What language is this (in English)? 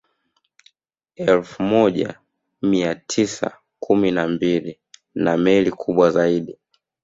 Swahili